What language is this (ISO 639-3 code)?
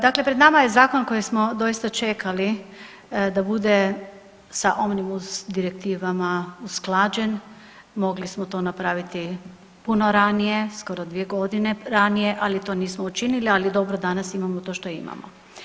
hrv